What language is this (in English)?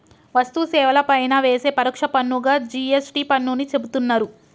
Telugu